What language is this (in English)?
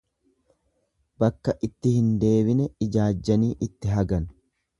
Oromo